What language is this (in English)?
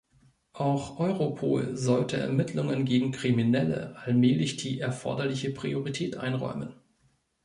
German